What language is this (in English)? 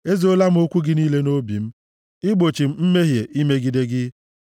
Igbo